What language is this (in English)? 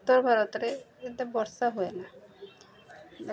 Odia